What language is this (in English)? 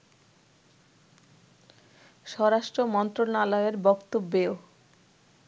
Bangla